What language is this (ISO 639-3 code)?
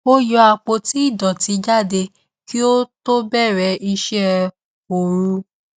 yor